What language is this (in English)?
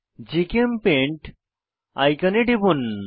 Bangla